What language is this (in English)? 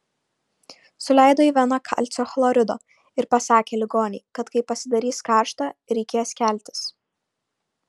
Lithuanian